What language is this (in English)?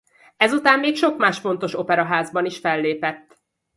Hungarian